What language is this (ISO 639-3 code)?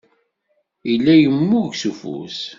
kab